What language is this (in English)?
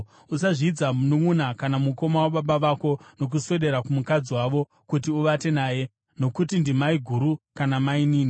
Shona